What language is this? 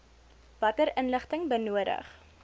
Afrikaans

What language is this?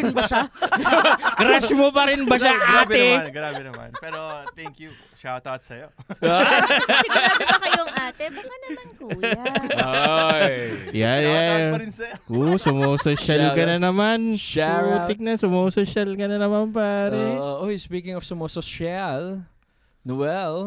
Filipino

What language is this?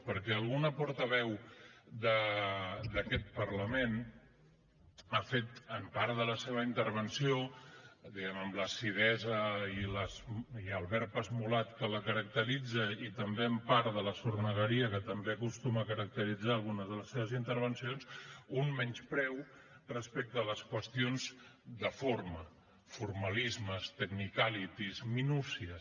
Catalan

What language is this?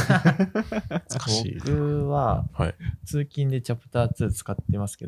Japanese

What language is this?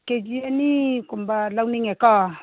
Manipuri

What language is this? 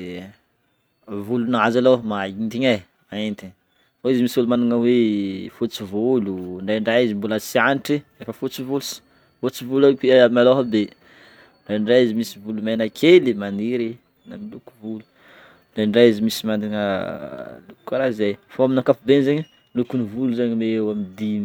Northern Betsimisaraka Malagasy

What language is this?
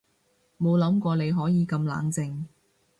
Cantonese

